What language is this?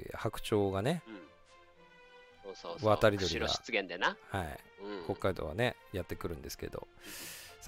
Japanese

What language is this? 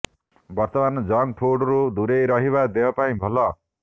Odia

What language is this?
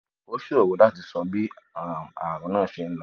Yoruba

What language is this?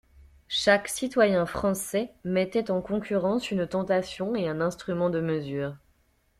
French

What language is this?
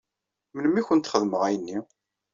Kabyle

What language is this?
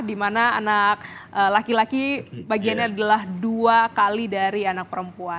Indonesian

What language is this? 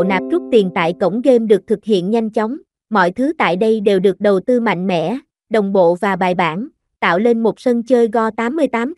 Vietnamese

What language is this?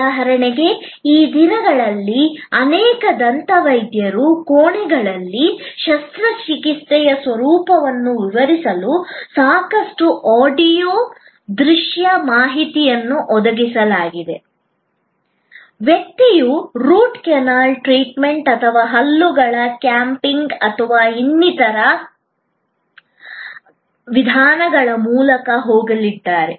Kannada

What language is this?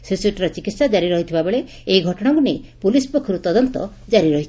Odia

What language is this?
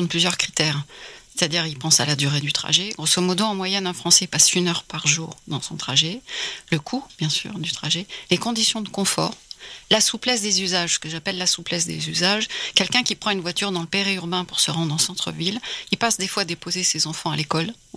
French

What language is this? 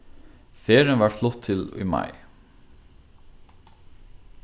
Faroese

